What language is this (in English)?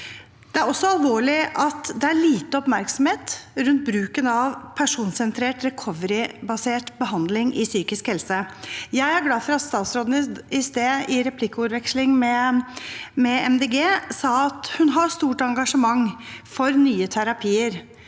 Norwegian